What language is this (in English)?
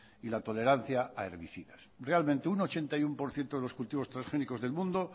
Spanish